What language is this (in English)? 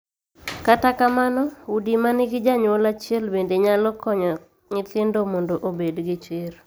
Luo (Kenya and Tanzania)